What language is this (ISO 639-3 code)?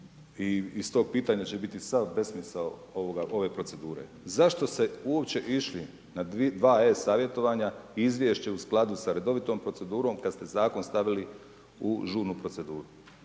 hrv